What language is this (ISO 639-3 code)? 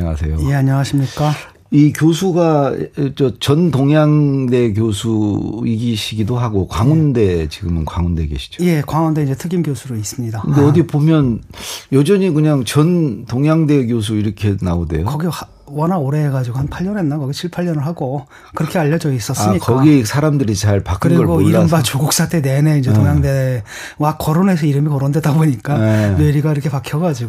kor